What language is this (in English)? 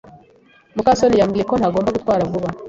Kinyarwanda